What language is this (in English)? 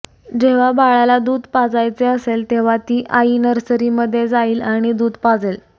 Marathi